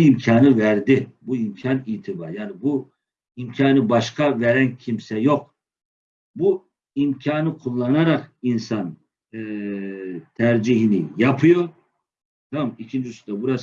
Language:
Turkish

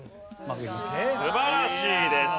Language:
Japanese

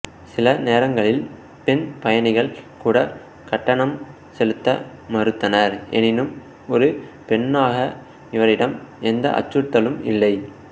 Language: Tamil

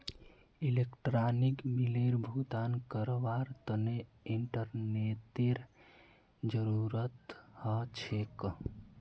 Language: Magahi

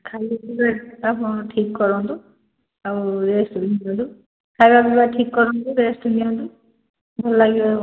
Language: Odia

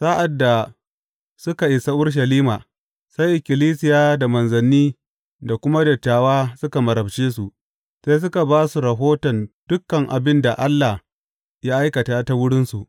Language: Hausa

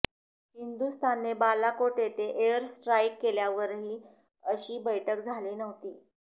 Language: Marathi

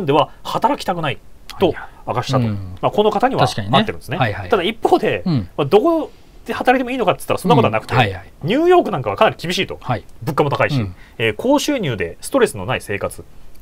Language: Japanese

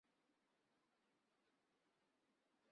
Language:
Chinese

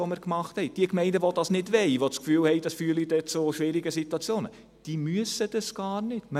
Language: Swiss German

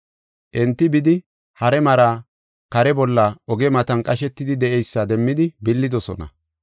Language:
Gofa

